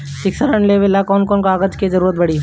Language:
Bhojpuri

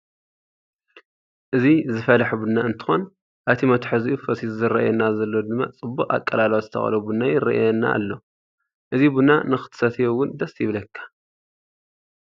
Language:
Tigrinya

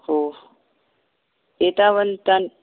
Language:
Sanskrit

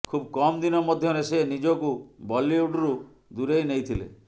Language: Odia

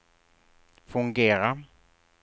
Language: Swedish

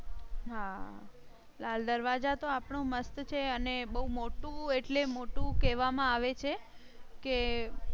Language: Gujarati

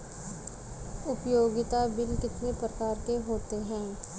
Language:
Hindi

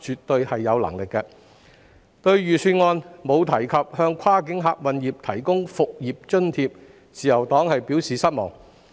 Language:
Cantonese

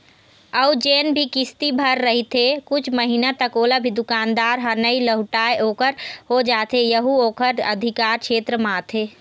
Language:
Chhattisgarhi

